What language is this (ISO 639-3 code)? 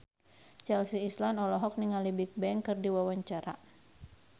sun